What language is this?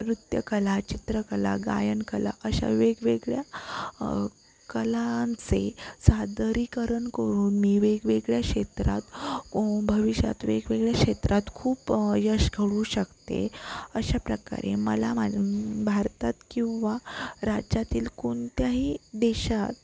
Marathi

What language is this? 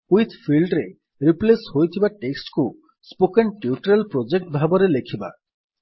Odia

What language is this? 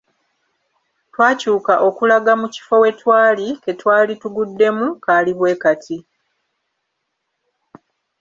Ganda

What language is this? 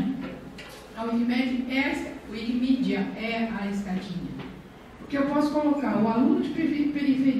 Portuguese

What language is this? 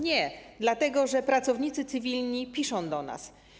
Polish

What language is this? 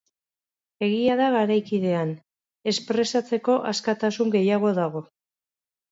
Basque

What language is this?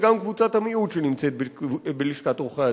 Hebrew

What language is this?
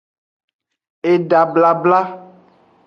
Aja (Benin)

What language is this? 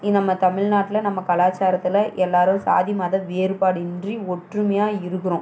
Tamil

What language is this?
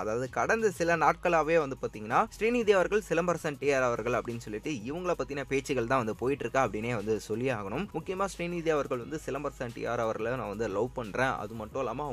Tamil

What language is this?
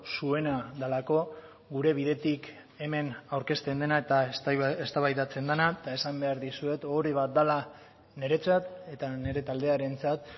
Basque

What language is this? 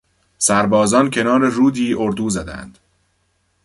Persian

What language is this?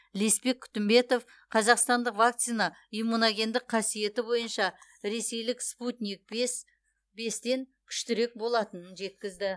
Kazakh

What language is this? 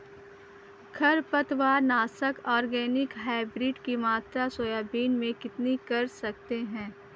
Hindi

